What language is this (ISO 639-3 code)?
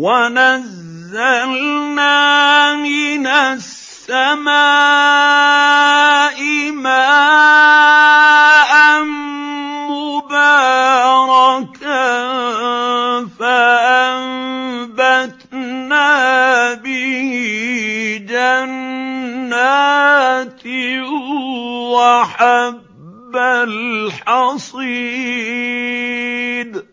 ara